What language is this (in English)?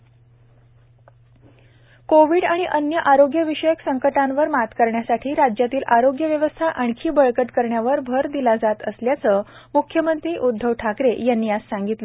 Marathi